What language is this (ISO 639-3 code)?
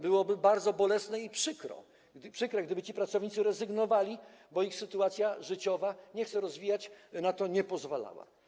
pol